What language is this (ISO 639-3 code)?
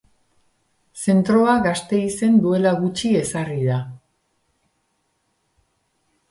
eus